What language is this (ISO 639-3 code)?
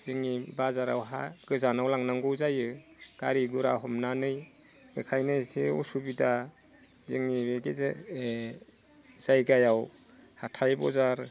brx